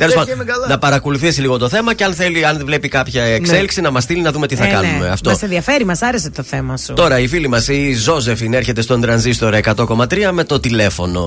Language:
Greek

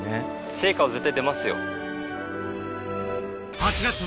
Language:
Japanese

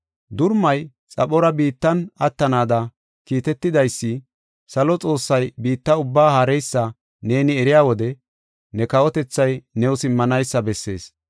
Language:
Gofa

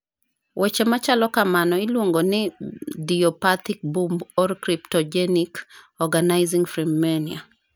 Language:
Luo (Kenya and Tanzania)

